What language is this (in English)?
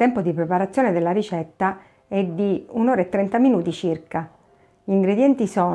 Italian